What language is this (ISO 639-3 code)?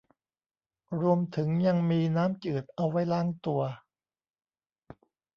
tha